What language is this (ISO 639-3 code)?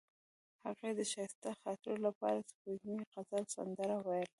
pus